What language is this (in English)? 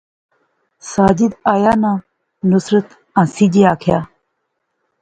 Pahari-Potwari